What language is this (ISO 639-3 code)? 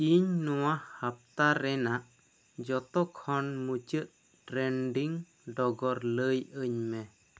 sat